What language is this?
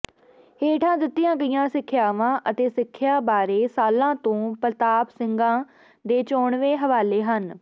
Punjabi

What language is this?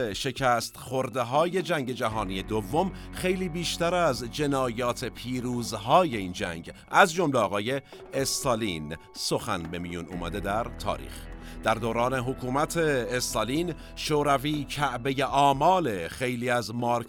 Persian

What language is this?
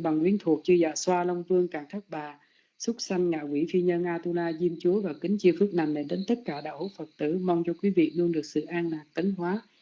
Vietnamese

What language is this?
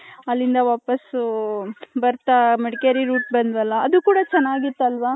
Kannada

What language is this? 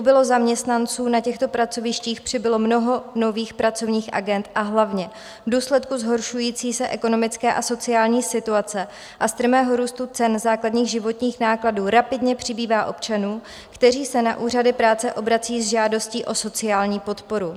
Czech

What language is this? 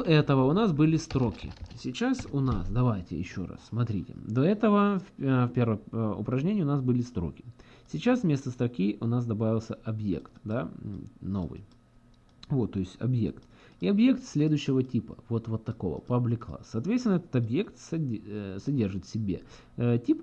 Russian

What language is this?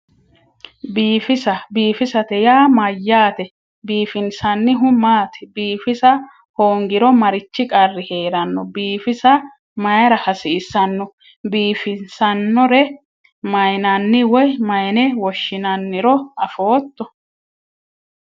Sidamo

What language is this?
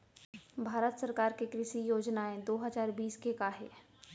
Chhattisgarhi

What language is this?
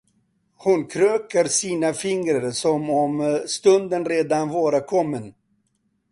Swedish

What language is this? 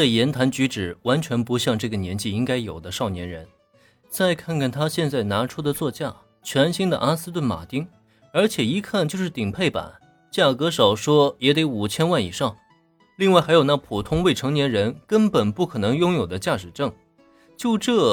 Chinese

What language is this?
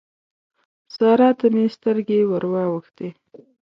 Pashto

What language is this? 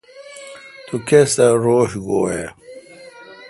Kalkoti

